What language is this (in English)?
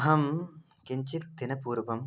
Sanskrit